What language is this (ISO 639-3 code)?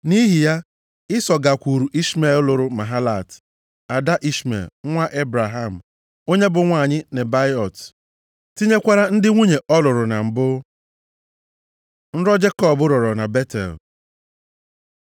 ibo